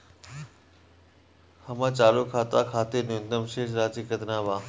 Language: Bhojpuri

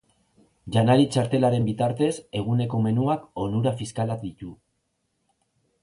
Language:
Basque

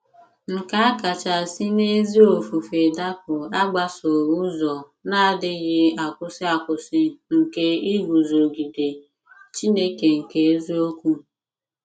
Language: Igbo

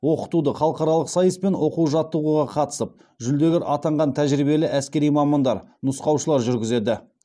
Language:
Kazakh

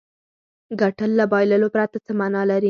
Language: Pashto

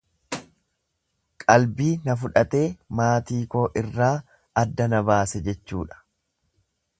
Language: Oromo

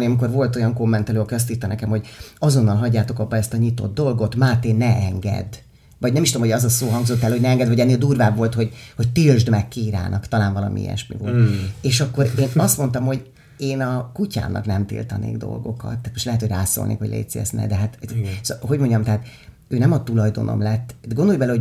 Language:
Hungarian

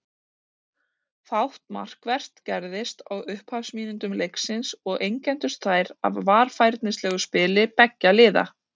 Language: Icelandic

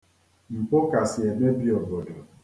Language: Igbo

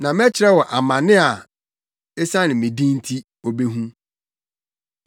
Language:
Akan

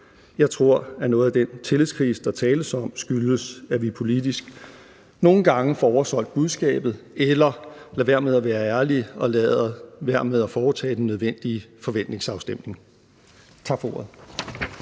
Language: Danish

